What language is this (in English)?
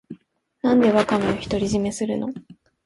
Japanese